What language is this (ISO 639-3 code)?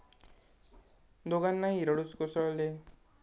mar